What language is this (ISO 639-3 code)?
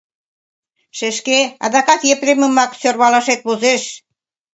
chm